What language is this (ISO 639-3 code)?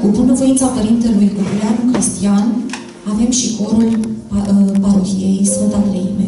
ron